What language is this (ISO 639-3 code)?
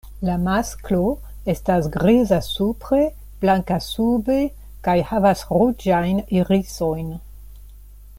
epo